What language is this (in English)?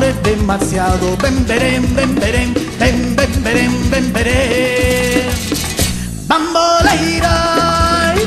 Spanish